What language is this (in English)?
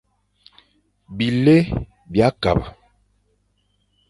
Fang